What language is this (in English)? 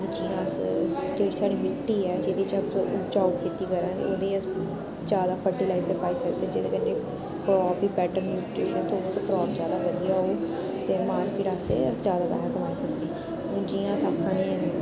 Dogri